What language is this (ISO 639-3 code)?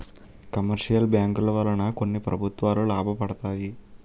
tel